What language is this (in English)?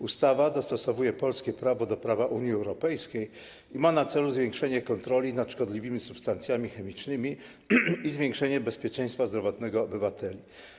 Polish